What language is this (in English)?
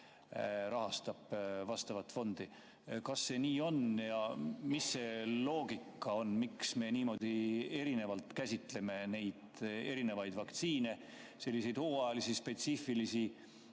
Estonian